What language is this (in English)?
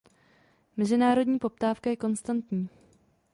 Czech